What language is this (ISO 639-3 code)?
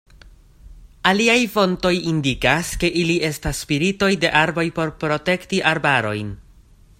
epo